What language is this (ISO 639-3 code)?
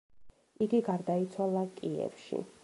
kat